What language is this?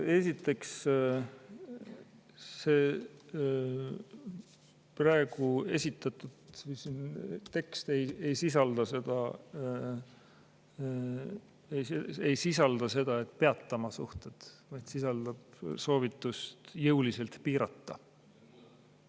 Estonian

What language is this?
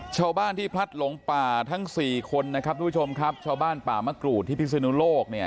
Thai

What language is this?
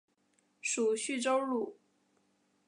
Chinese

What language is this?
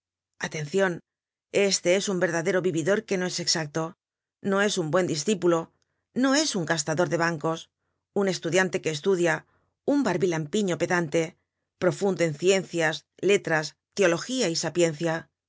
Spanish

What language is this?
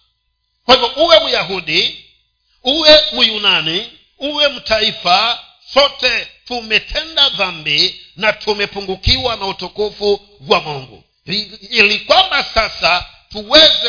Swahili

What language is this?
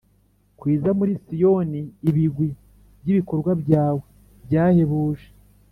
Kinyarwanda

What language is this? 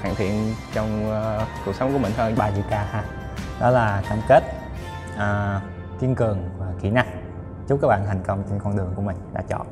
Vietnamese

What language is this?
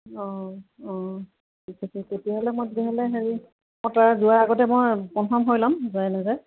Assamese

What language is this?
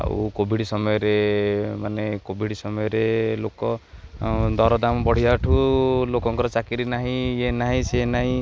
Odia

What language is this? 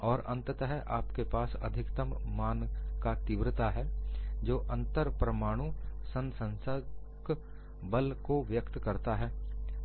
Hindi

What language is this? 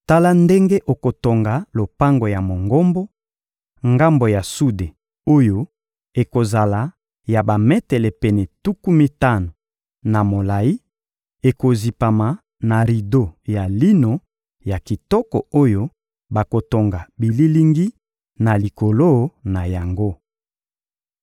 Lingala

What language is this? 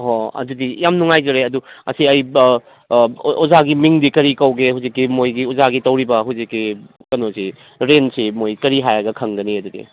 Manipuri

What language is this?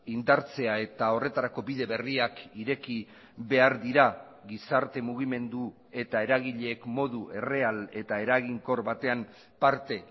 Basque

